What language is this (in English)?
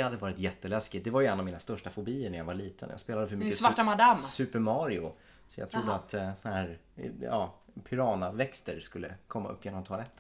Swedish